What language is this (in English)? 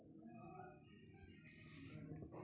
Maithili